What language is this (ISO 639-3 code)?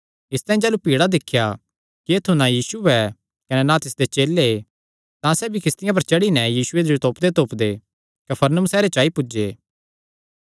xnr